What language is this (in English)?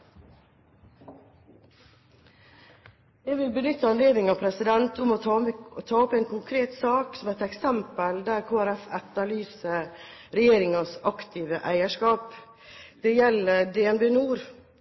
Norwegian Bokmål